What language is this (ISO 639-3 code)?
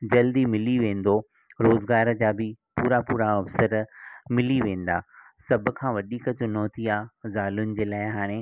snd